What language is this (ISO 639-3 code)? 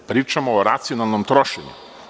srp